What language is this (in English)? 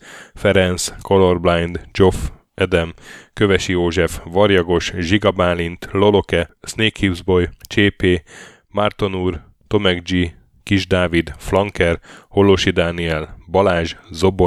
Hungarian